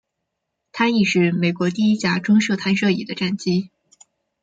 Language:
Chinese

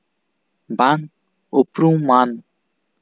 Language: Santali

